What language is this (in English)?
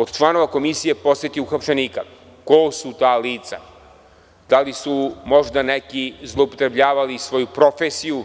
Serbian